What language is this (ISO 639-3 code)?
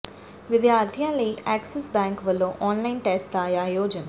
pan